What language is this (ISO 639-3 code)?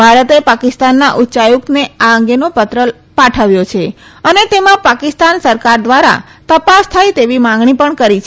guj